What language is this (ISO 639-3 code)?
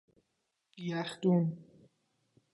fas